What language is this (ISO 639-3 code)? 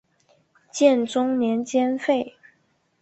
zho